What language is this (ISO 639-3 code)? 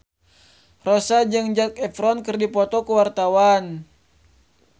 sun